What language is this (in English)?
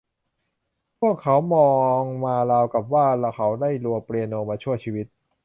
Thai